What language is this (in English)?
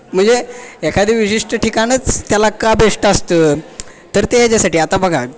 Marathi